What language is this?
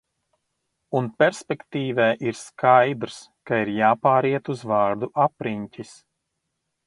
Latvian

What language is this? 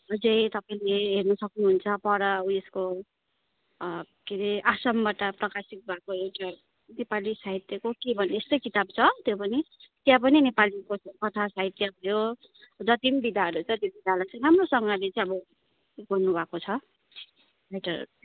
Nepali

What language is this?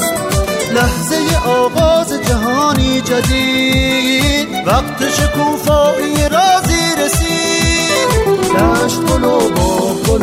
Persian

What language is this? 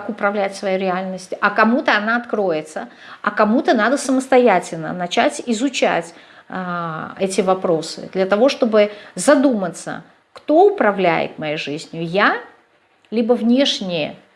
Russian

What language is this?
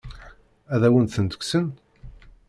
Kabyle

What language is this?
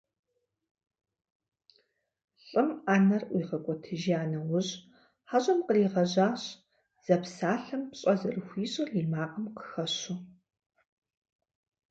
Kabardian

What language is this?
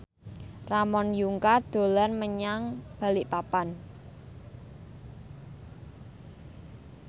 Javanese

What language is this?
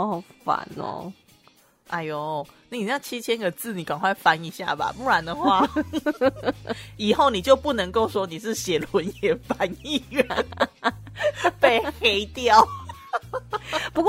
Chinese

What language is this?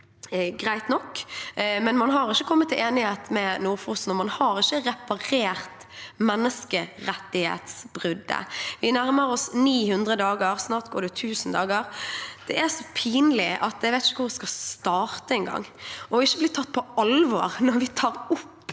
Norwegian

